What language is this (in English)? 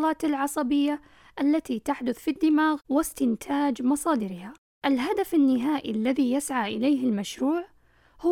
Arabic